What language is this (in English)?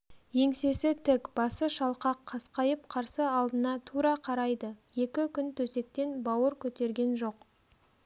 Kazakh